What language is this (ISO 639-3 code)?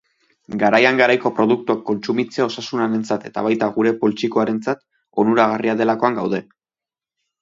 eus